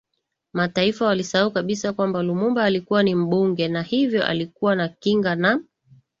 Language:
Swahili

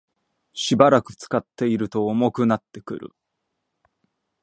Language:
Japanese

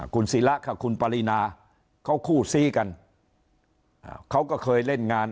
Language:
Thai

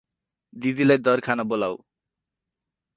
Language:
Nepali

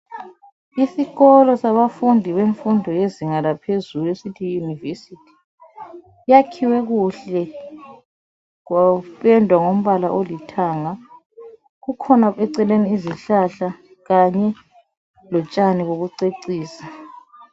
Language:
North Ndebele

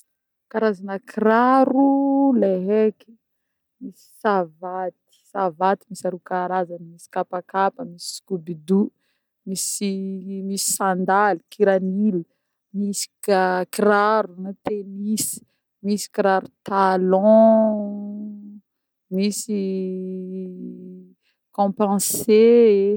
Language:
Northern Betsimisaraka Malagasy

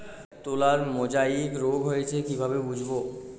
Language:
Bangla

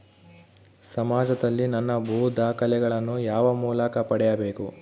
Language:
Kannada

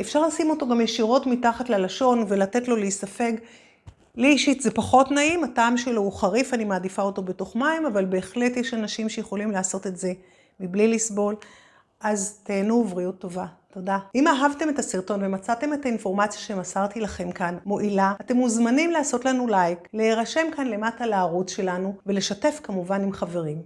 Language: Hebrew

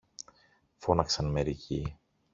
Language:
Greek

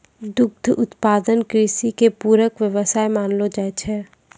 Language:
Maithili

